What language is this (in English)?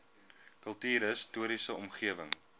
Afrikaans